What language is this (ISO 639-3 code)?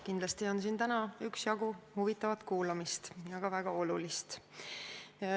est